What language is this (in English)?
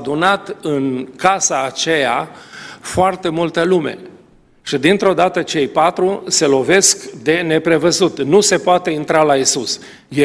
Romanian